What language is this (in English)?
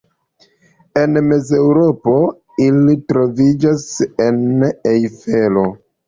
Esperanto